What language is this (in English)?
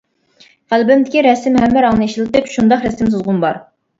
Uyghur